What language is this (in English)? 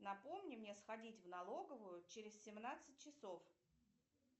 Russian